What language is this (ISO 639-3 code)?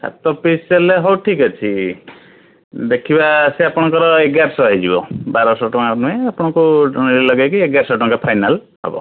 ori